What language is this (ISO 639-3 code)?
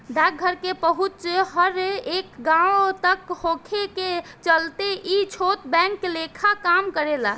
bho